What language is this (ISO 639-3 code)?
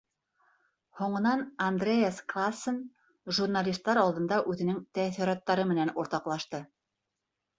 bak